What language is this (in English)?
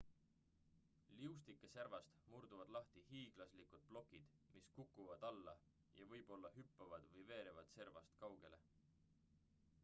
Estonian